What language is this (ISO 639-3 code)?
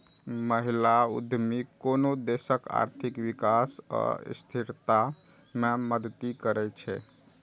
mai